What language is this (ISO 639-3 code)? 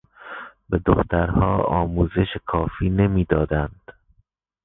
fas